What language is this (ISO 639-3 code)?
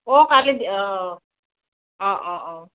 asm